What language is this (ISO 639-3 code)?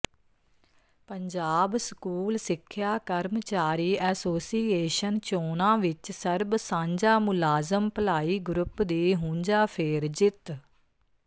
pan